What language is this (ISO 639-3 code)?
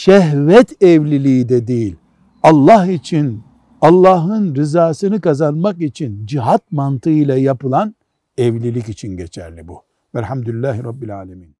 tur